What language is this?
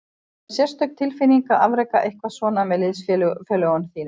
Icelandic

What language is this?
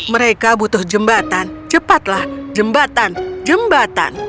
Indonesian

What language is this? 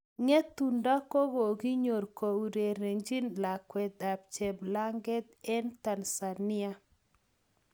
Kalenjin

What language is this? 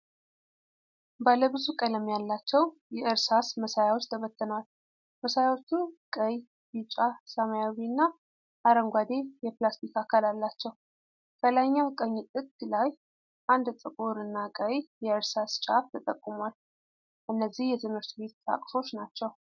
Amharic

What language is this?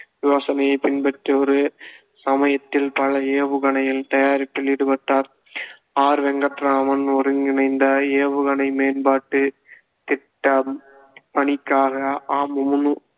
Tamil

